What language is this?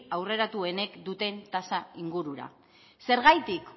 Basque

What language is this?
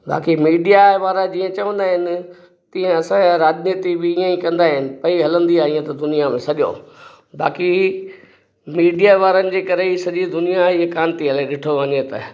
Sindhi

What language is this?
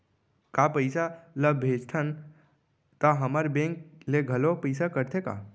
Chhattisgarhi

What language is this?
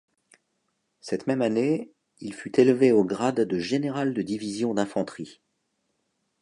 French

